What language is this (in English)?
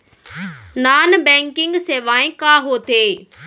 Chhattisgarhi